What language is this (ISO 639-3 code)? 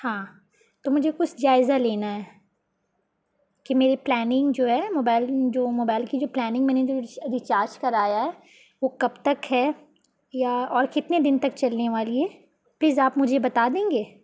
urd